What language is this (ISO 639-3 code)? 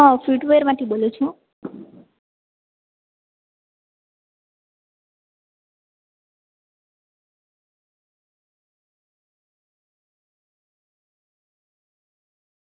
guj